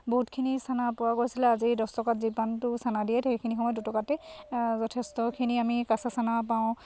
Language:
Assamese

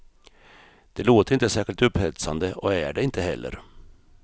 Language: Swedish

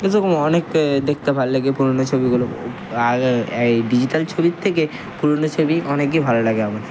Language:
Bangla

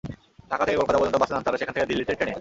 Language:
Bangla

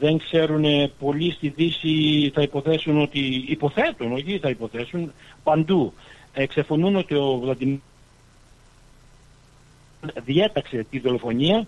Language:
Greek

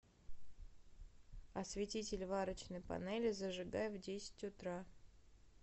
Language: Russian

